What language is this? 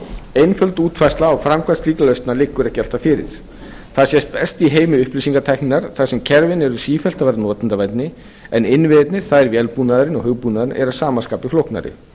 Icelandic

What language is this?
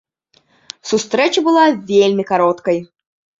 Belarusian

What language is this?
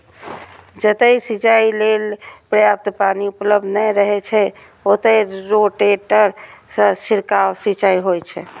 Maithili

